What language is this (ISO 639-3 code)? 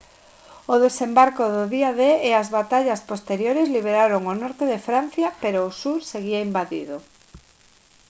glg